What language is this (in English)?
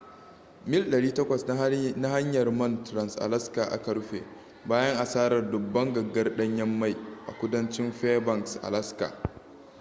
Hausa